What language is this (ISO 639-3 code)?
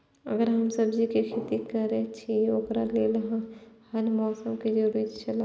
mai